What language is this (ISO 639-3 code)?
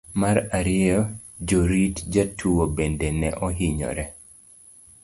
luo